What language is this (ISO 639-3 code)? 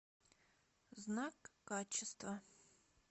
rus